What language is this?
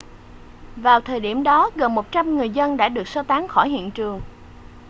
Vietnamese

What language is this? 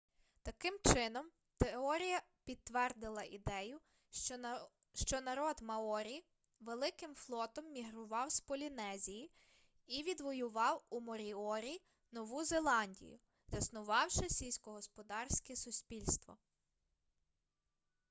Ukrainian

